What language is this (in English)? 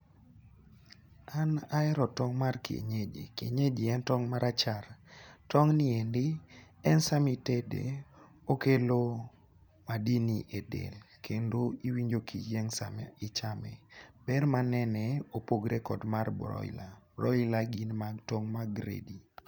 Luo (Kenya and Tanzania)